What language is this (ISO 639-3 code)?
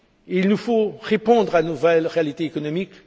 fra